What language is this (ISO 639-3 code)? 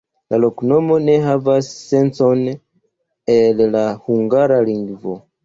epo